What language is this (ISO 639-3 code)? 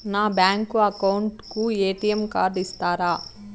tel